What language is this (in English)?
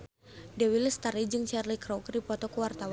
Sundanese